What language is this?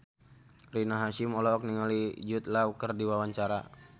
Sundanese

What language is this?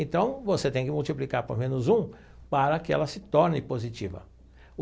Portuguese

